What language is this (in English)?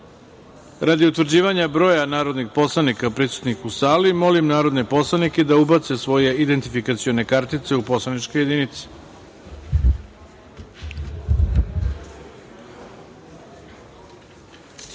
Serbian